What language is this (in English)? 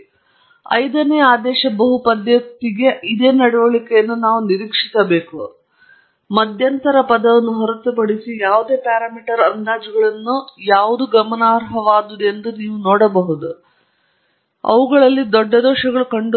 Kannada